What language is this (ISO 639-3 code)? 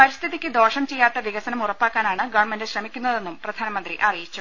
mal